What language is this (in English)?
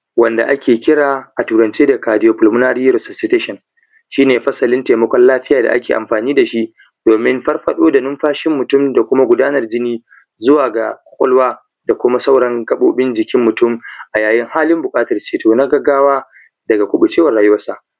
Hausa